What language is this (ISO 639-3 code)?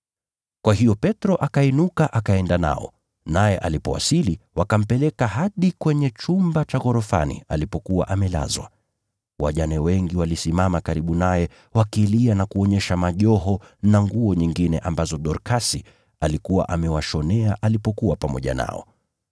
swa